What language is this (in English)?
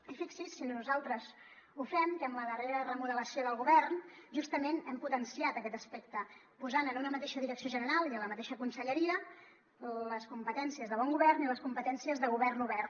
Catalan